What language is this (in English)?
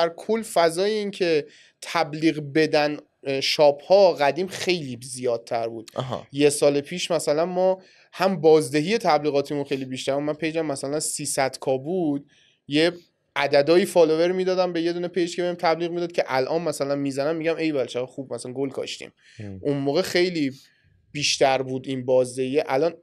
Persian